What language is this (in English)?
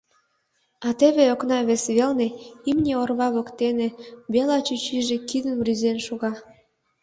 Mari